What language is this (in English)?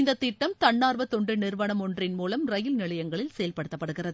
Tamil